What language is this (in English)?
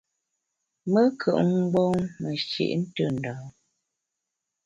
Bamun